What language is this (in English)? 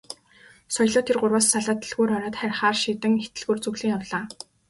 Mongolian